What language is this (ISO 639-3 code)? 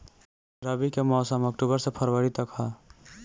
bho